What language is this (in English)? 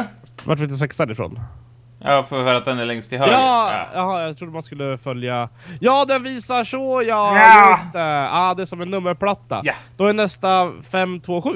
Swedish